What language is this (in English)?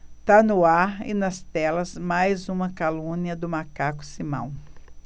Portuguese